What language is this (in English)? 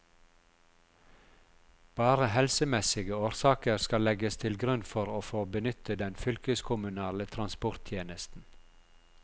Norwegian